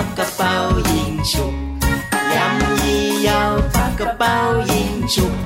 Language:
Thai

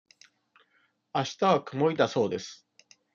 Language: Japanese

